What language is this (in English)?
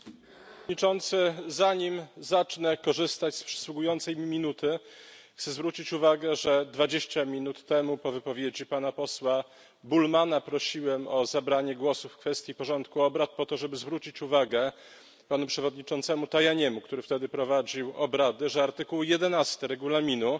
Polish